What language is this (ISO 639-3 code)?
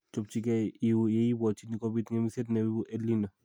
kln